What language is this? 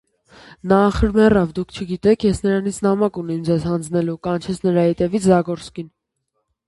Armenian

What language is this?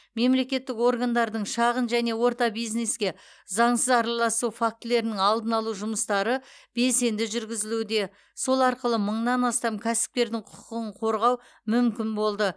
Kazakh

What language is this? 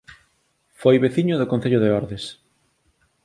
Galician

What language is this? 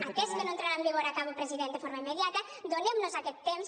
Catalan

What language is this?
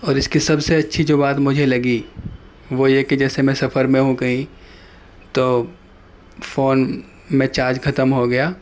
Urdu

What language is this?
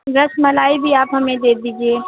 Urdu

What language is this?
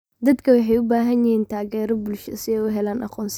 Somali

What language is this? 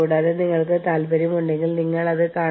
Malayalam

